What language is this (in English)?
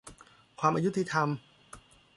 Thai